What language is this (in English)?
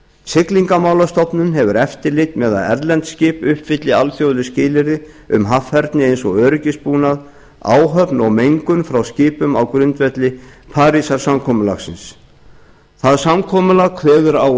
Icelandic